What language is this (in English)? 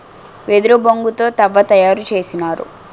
Telugu